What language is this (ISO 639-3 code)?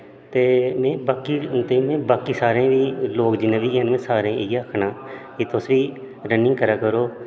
doi